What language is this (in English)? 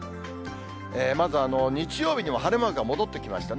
Japanese